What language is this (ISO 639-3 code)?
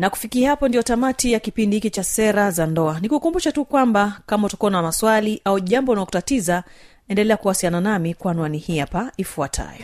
swa